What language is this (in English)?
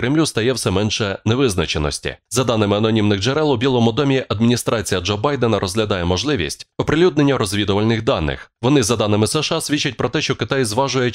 Ukrainian